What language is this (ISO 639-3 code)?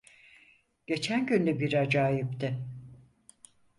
tur